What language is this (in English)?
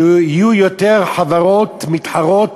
Hebrew